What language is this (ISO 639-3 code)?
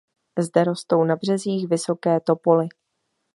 ces